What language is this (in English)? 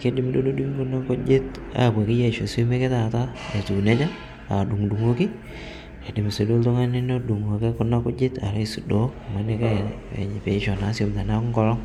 Masai